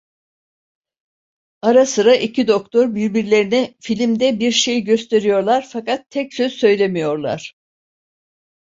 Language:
Turkish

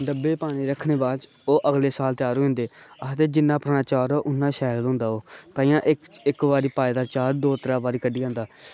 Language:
Dogri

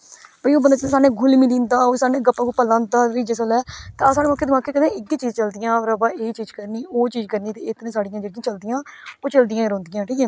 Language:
Dogri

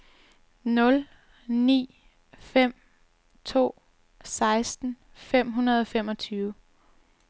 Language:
Danish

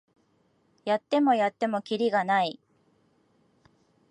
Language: Japanese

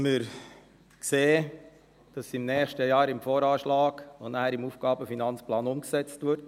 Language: Swiss German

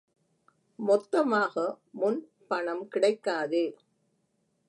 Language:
Tamil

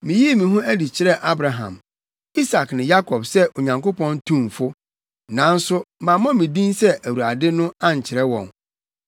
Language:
Akan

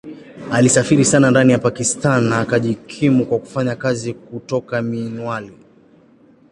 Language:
Swahili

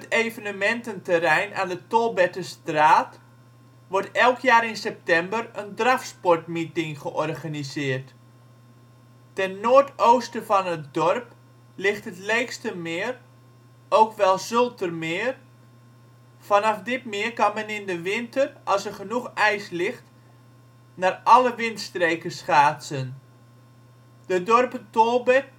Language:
Dutch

